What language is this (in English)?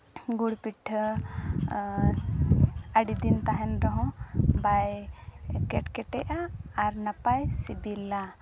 Santali